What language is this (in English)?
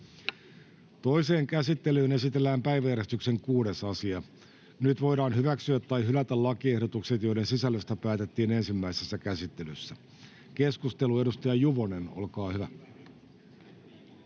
Finnish